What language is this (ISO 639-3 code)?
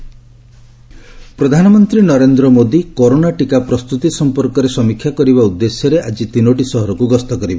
ori